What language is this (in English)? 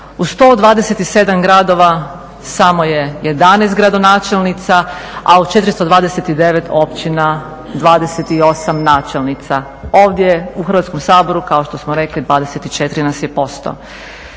Croatian